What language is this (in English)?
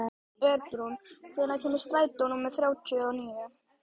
Icelandic